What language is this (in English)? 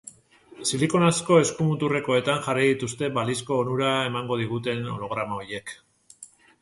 Basque